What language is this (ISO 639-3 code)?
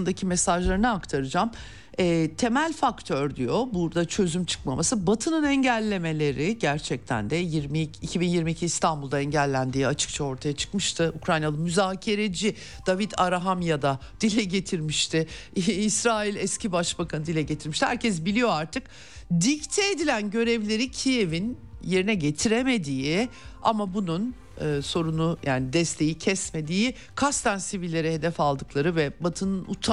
tur